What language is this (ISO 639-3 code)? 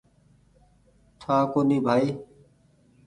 gig